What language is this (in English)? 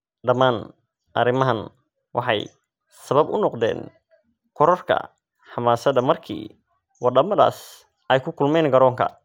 Somali